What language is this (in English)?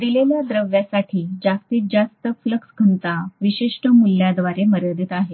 Marathi